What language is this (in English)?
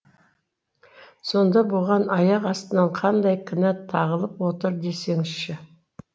Kazakh